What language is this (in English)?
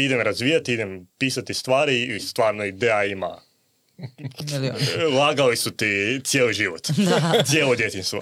Croatian